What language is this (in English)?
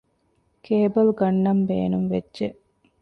Divehi